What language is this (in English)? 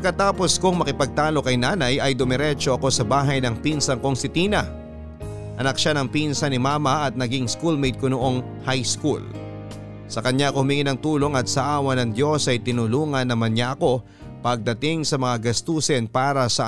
Filipino